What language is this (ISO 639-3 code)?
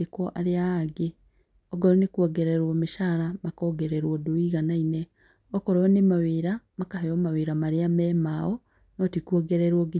kik